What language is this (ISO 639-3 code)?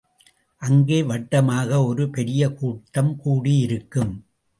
tam